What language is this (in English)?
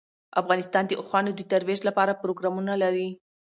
Pashto